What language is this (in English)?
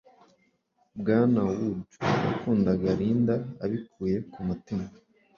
Kinyarwanda